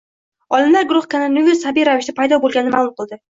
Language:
Uzbek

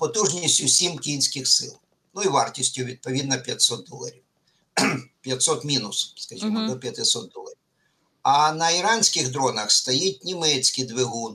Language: Ukrainian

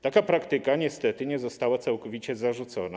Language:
Polish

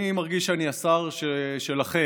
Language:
Hebrew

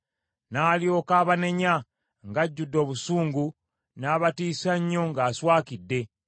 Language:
Ganda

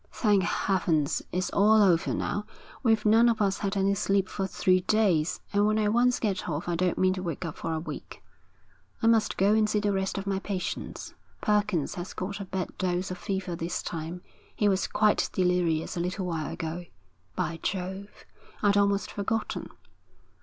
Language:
English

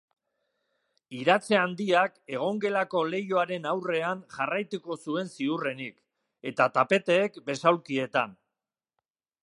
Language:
Basque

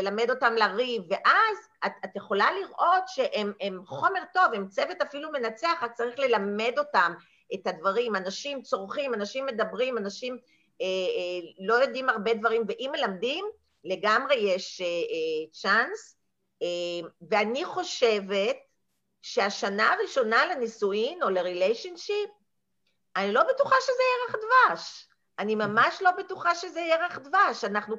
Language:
Hebrew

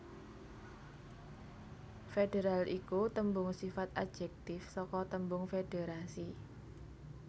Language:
Javanese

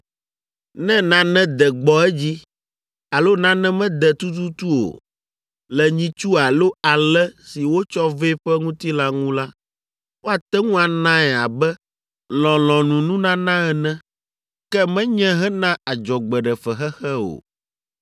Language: Ewe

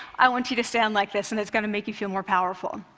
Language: English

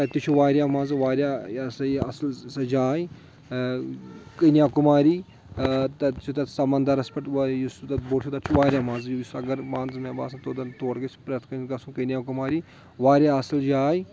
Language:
Kashmiri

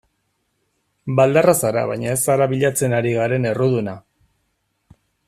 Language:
Basque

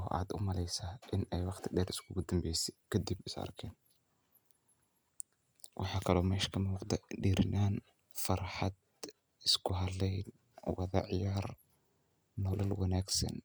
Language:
Somali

